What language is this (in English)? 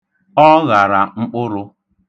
Igbo